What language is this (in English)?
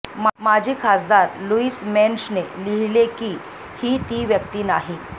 Marathi